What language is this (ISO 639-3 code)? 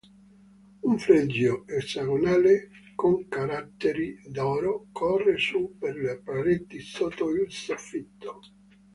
ita